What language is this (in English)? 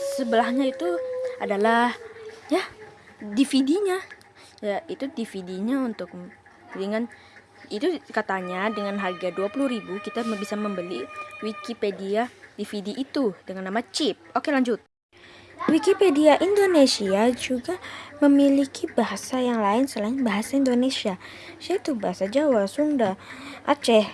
Indonesian